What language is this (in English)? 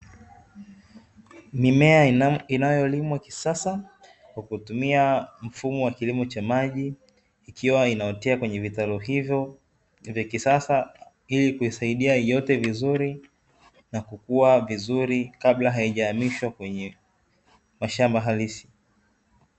Swahili